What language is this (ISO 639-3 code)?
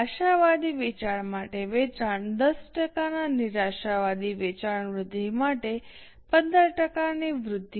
guj